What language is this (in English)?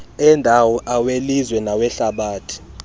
Xhosa